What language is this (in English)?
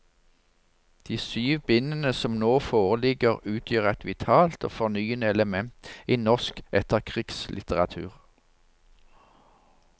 Norwegian